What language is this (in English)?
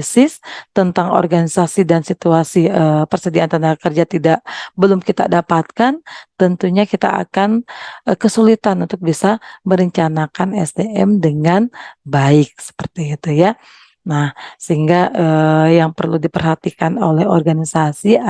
Indonesian